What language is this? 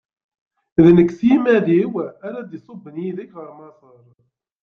Kabyle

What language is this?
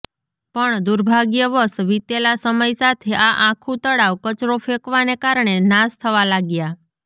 Gujarati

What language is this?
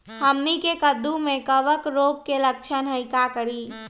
Magahi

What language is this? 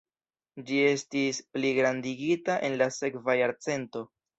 Esperanto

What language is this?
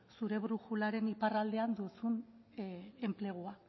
Basque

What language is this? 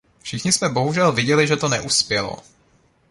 Czech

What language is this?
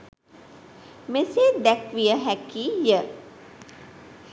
Sinhala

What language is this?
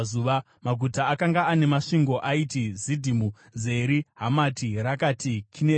Shona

